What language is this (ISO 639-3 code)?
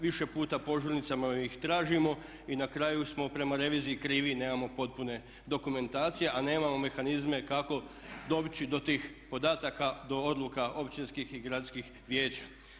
hrv